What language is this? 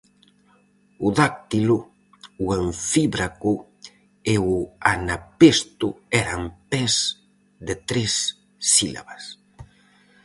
Galician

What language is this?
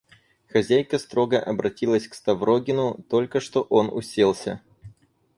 Russian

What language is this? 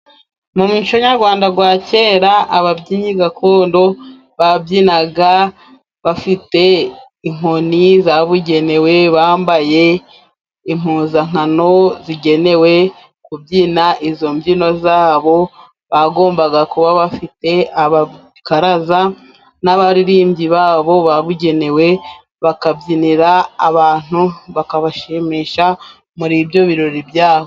Kinyarwanda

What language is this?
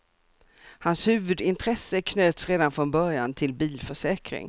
Swedish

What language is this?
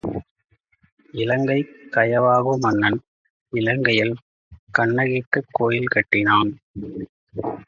Tamil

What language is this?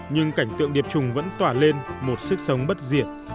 Vietnamese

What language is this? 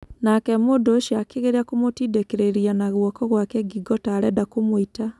Kikuyu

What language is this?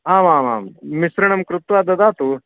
Sanskrit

